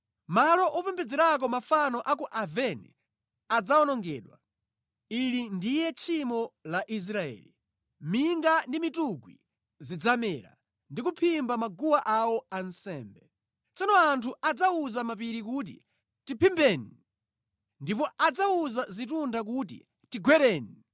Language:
Nyanja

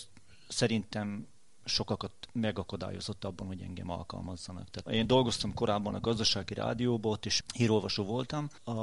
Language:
Hungarian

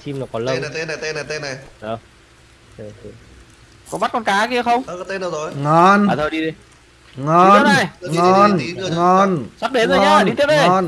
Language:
Vietnamese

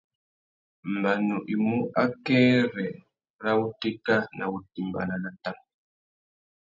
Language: Tuki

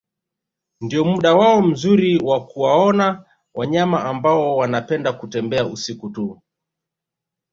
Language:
Swahili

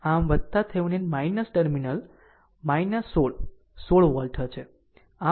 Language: Gujarati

